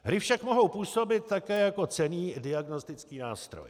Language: Czech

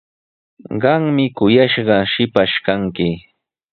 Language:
Sihuas Ancash Quechua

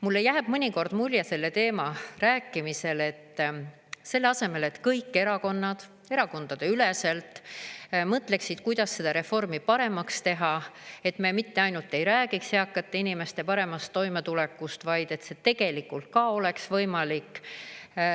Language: Estonian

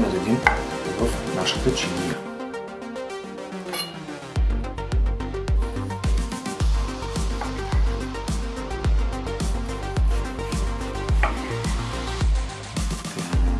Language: Bulgarian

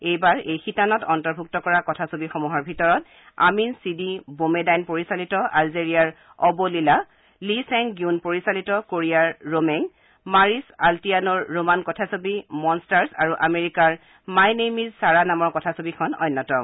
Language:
Assamese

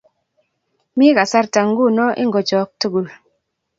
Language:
Kalenjin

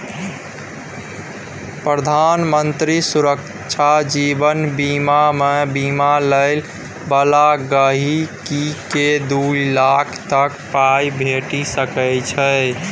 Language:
Maithili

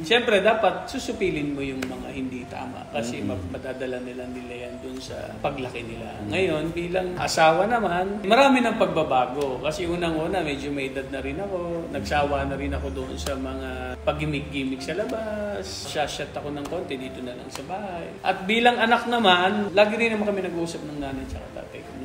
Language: Filipino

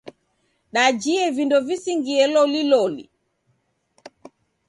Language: Taita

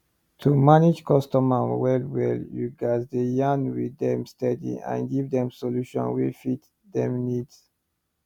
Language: Nigerian Pidgin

